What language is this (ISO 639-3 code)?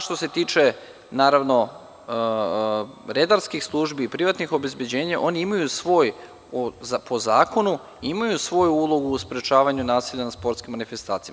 srp